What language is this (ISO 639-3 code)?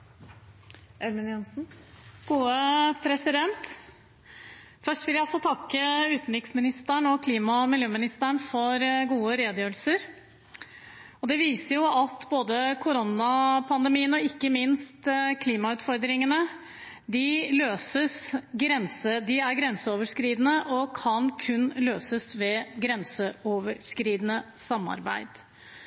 nob